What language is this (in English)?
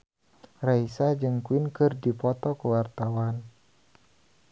Sundanese